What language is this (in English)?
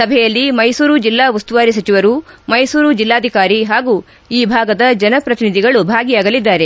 Kannada